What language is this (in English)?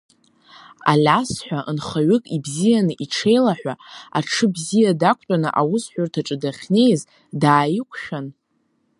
Abkhazian